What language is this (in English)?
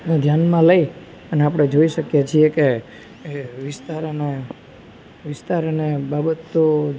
Gujarati